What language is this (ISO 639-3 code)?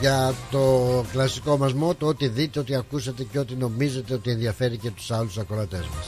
ell